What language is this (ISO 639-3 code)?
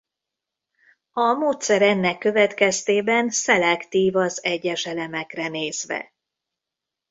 hun